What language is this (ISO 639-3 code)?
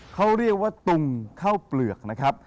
tha